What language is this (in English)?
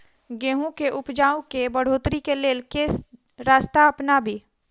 Maithili